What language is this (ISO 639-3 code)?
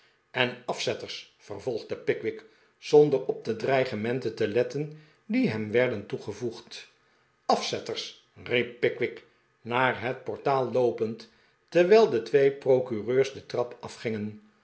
nld